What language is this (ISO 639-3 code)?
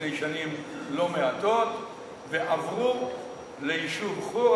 heb